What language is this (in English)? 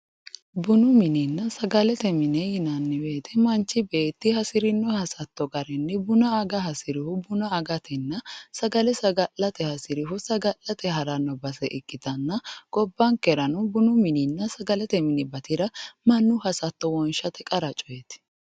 Sidamo